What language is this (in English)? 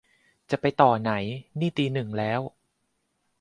Thai